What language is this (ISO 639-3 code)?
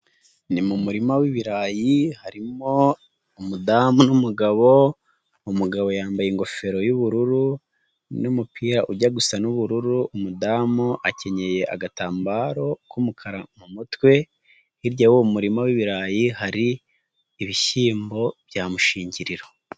kin